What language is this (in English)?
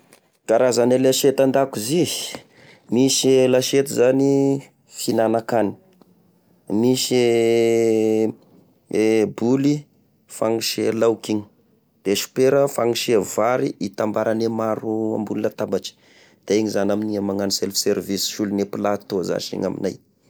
Tesaka Malagasy